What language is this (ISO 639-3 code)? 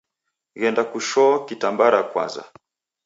dav